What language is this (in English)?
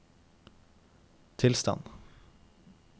Norwegian